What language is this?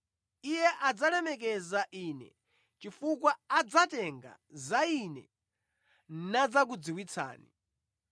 Nyanja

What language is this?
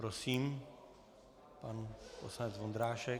Czech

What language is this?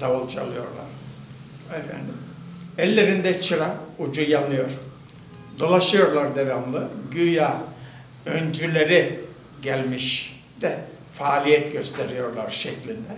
Turkish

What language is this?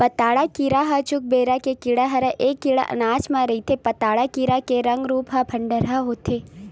Chhattisgarhi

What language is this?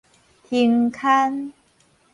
Min Nan Chinese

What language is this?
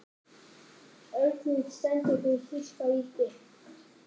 Icelandic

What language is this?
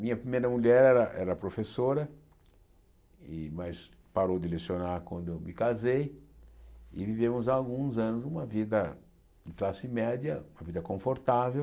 Portuguese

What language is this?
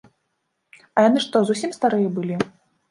Belarusian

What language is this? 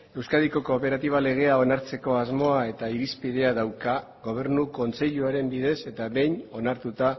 Basque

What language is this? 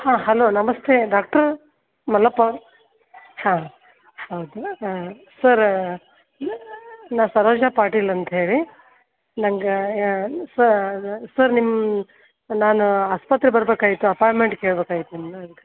Kannada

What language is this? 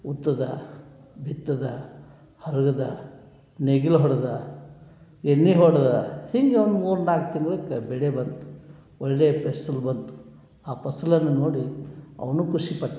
Kannada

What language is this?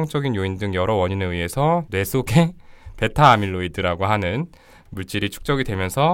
Korean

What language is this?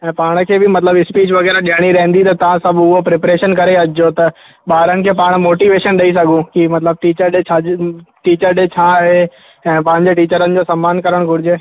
Sindhi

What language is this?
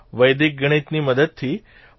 Gujarati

